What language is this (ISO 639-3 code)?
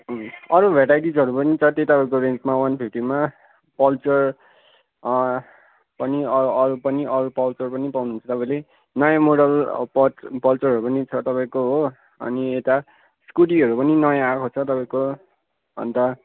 nep